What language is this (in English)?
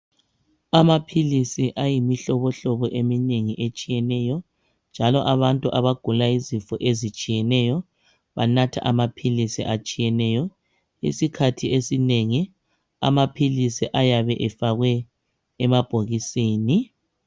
North Ndebele